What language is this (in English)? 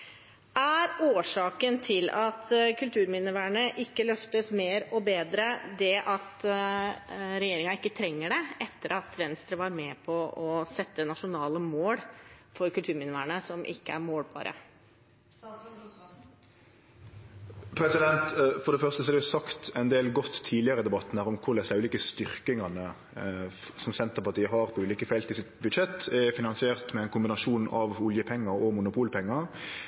Norwegian